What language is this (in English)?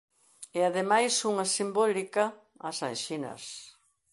Galician